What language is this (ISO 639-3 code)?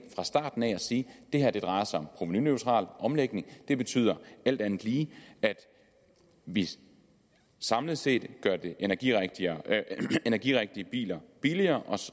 dan